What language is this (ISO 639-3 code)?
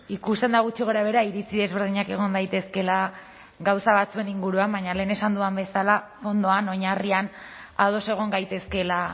eus